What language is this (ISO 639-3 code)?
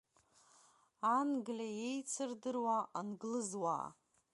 abk